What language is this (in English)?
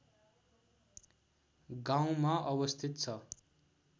Nepali